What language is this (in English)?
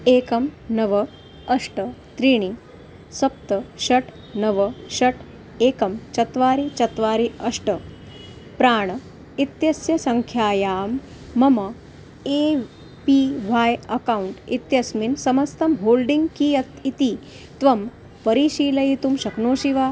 Sanskrit